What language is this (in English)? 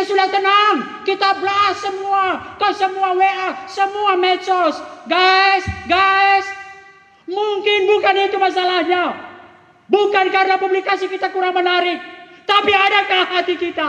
Indonesian